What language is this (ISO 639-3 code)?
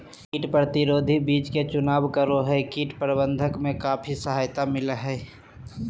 mag